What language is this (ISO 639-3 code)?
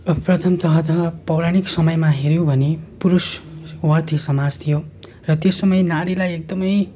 nep